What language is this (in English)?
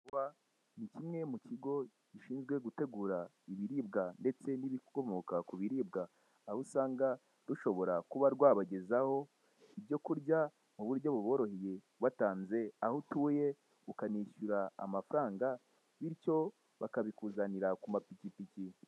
Kinyarwanda